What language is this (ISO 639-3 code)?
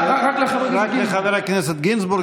heb